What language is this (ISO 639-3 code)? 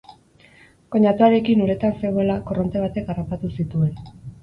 eus